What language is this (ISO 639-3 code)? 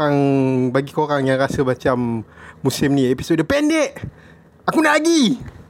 msa